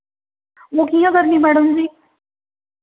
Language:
Dogri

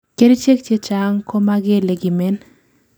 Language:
Kalenjin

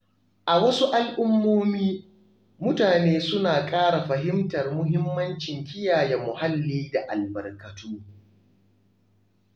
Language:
Hausa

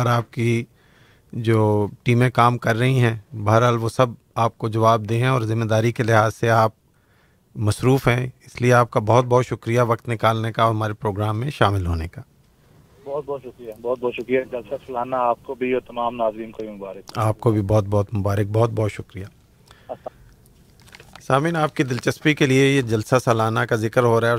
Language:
Urdu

